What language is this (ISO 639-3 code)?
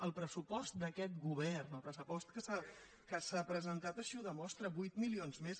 cat